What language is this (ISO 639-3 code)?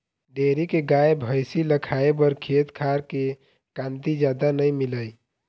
hne